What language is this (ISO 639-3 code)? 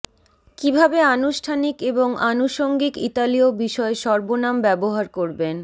ben